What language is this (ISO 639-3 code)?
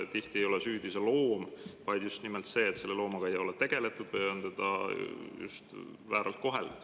est